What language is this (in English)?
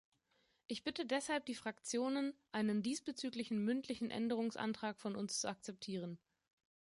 German